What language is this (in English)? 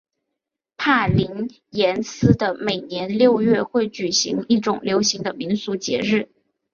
Chinese